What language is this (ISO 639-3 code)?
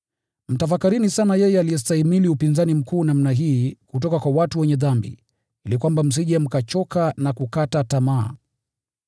swa